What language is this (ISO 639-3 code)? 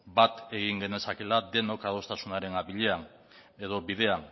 eus